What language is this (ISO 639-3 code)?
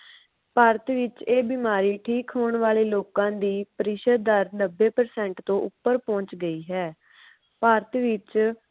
pan